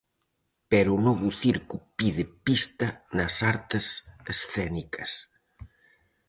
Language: Galician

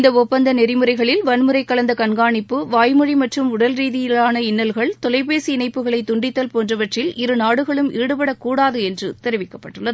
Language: Tamil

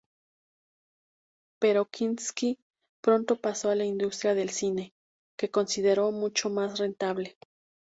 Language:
Spanish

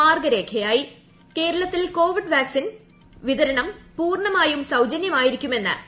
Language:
Malayalam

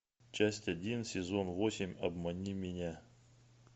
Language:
Russian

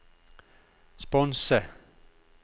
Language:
Norwegian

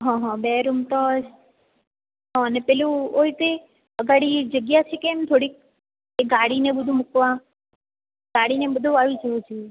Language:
Gujarati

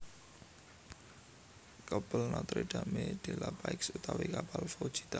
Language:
Javanese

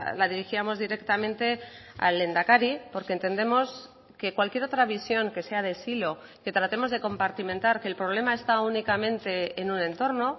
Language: Spanish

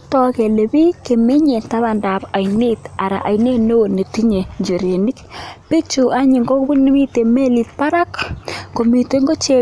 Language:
Kalenjin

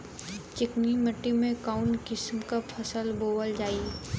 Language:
Bhojpuri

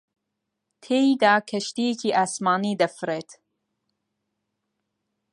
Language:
Central Kurdish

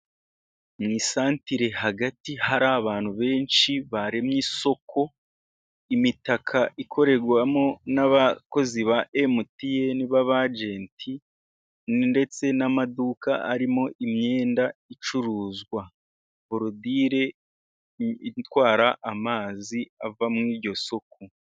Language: Kinyarwanda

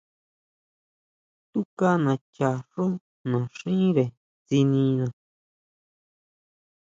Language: Huautla Mazatec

